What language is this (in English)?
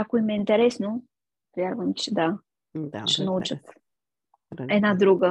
Bulgarian